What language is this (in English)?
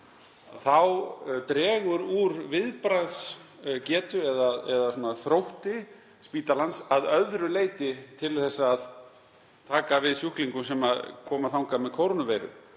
Icelandic